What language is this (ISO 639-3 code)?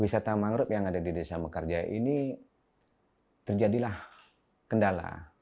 ind